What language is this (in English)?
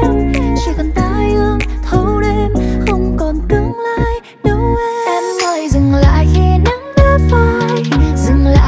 Vietnamese